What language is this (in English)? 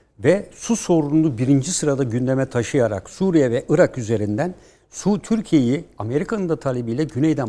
Turkish